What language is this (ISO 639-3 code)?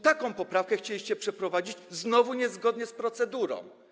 pol